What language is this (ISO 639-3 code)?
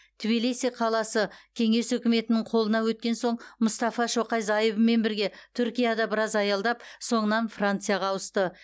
kaz